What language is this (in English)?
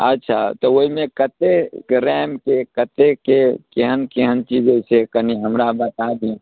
Maithili